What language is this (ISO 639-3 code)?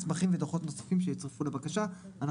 heb